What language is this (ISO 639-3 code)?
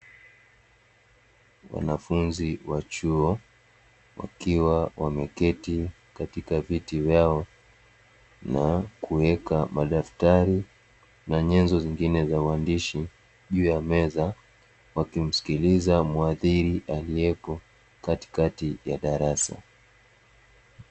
swa